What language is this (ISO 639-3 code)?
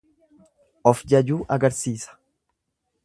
orm